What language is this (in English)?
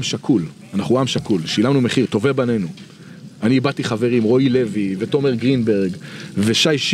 Hebrew